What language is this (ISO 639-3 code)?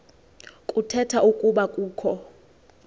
xho